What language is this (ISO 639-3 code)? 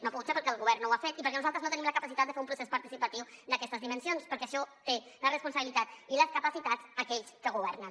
cat